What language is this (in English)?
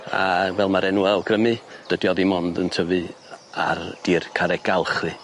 Welsh